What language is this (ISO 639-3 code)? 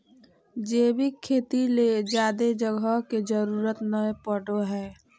mag